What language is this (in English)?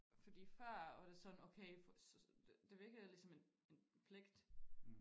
Danish